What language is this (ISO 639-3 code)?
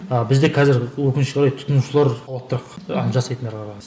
kaz